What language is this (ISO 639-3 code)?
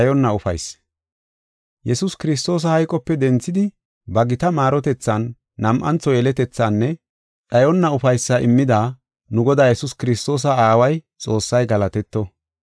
gof